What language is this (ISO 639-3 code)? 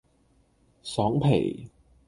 yue